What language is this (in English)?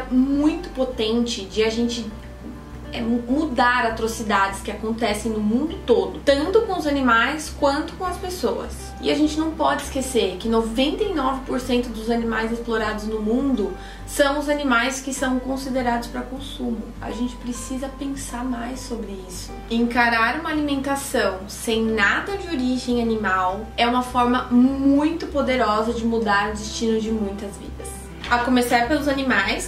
Portuguese